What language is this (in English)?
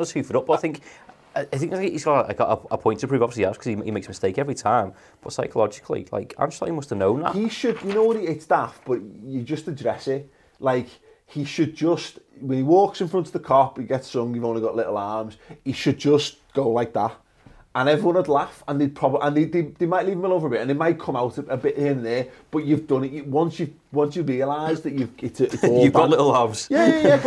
English